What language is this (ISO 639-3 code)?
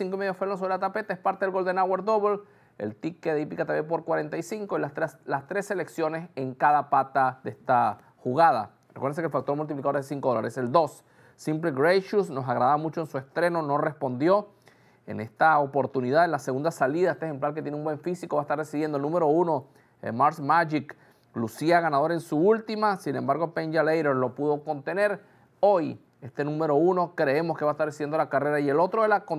spa